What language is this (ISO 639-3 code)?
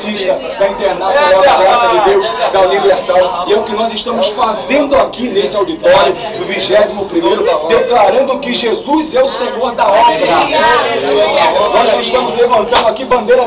por